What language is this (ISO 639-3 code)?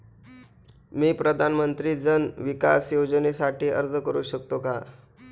mar